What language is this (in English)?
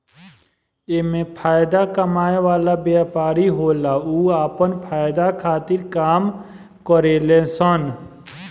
Bhojpuri